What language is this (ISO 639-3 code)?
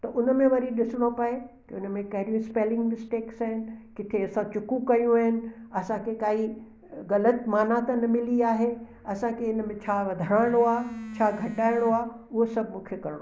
snd